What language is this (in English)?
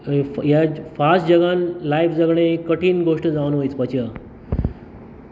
Konkani